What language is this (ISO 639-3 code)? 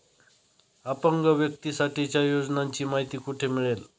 mar